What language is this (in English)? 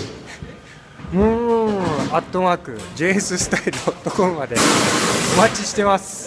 Japanese